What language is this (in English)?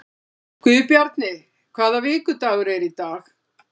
Icelandic